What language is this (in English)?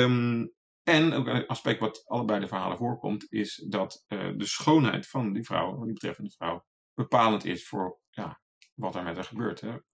Dutch